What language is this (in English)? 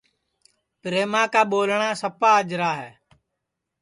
Sansi